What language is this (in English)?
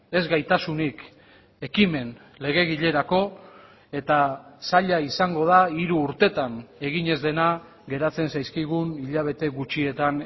Basque